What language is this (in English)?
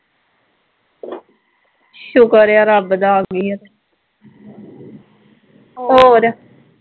Punjabi